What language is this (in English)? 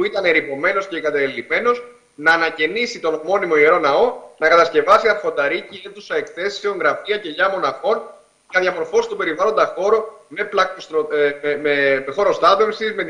Greek